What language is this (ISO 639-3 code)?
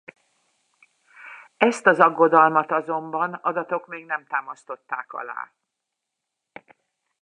hun